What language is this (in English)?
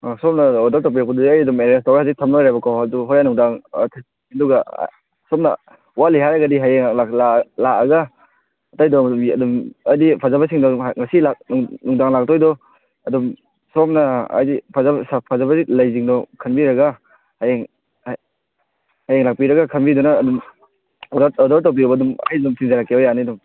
Manipuri